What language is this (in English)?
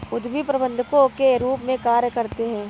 Hindi